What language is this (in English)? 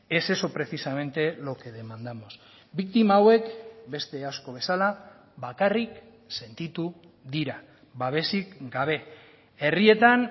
Basque